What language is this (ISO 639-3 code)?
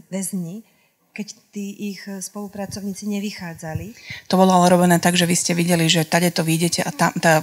slk